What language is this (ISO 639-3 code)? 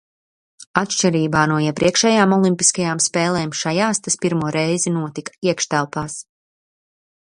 lav